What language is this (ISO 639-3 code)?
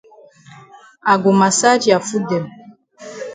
wes